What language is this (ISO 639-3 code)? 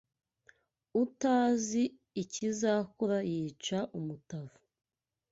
kin